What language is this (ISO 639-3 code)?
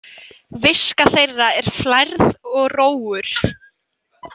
isl